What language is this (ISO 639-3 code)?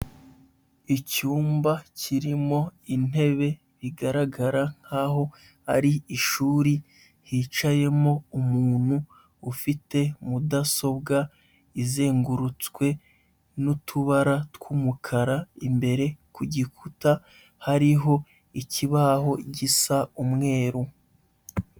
kin